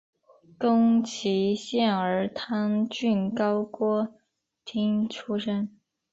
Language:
Chinese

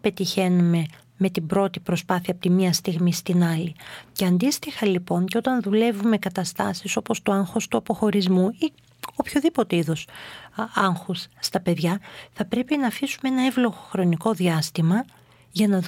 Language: Greek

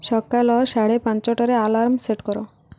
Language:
Odia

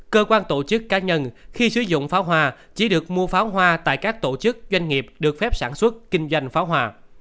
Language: Vietnamese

